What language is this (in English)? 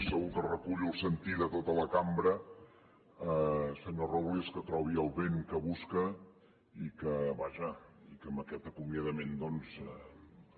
Catalan